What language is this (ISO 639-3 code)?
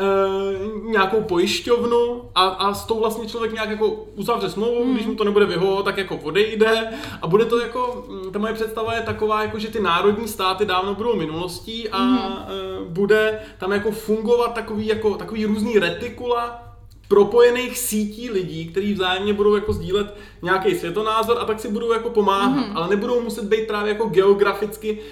ces